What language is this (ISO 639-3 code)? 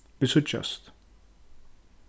fao